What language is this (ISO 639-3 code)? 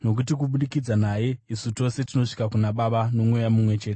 sna